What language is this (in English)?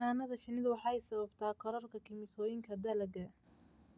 Somali